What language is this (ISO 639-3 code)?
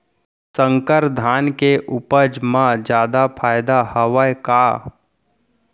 hne